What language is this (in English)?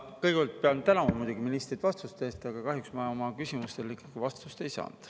Estonian